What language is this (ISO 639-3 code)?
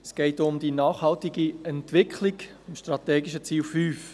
gsw